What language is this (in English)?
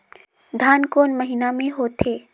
Chhattisgarhi